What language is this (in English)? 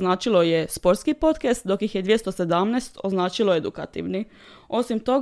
Croatian